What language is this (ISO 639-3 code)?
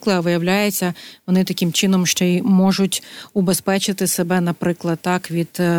ukr